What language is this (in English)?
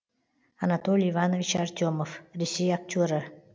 Kazakh